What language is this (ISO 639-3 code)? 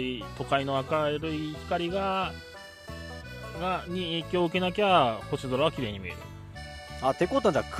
jpn